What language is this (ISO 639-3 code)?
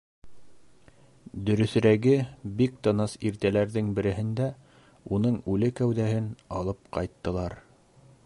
bak